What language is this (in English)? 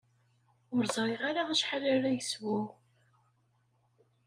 Kabyle